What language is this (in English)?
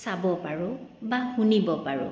Assamese